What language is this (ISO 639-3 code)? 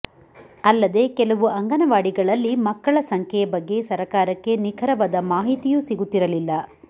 kan